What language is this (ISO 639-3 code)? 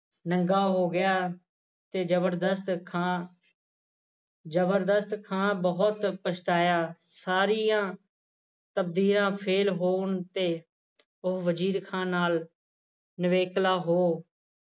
pan